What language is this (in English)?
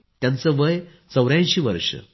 Marathi